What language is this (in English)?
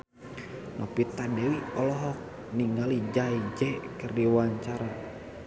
Sundanese